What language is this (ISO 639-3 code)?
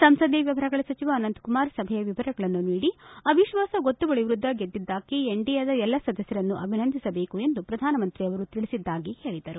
kan